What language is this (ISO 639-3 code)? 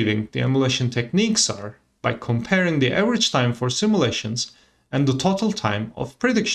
eng